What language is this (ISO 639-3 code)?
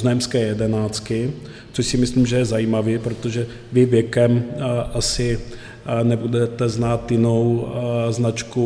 ces